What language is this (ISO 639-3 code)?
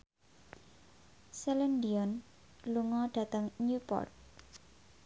jav